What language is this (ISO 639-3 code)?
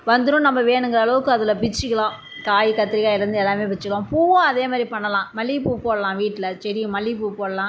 tam